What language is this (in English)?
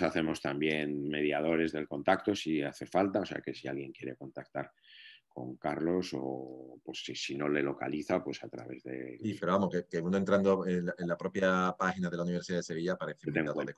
Spanish